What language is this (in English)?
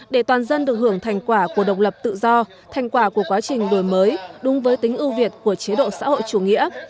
Vietnamese